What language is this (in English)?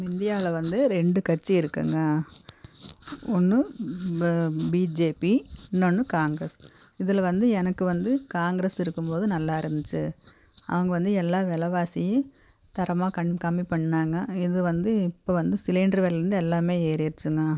Tamil